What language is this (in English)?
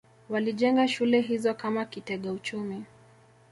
Swahili